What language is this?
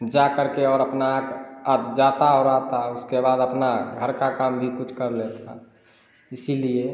Hindi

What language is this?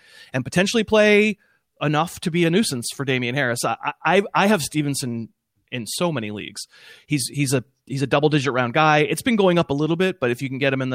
English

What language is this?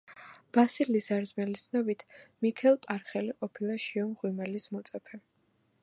Georgian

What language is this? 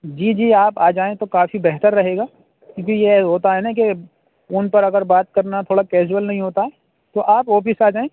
Urdu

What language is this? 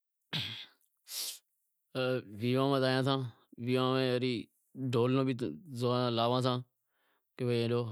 Wadiyara Koli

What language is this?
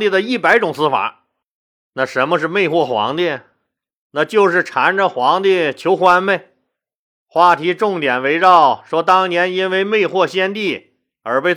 Chinese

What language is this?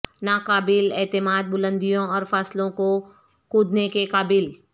Urdu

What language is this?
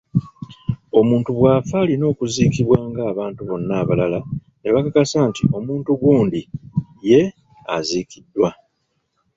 Ganda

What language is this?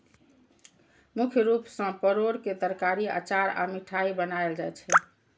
Maithili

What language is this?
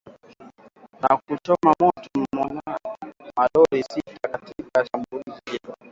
Swahili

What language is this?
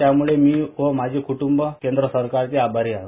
Marathi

